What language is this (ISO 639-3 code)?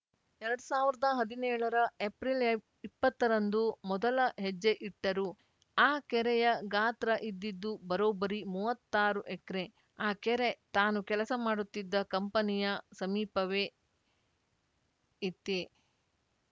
kan